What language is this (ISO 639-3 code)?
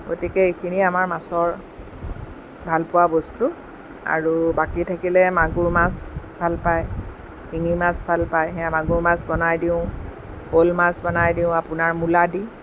asm